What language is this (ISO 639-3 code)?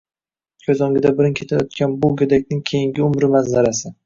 uzb